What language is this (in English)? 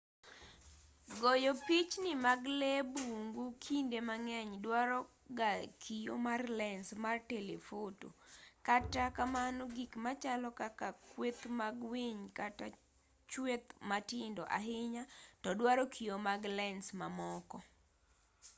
Luo (Kenya and Tanzania)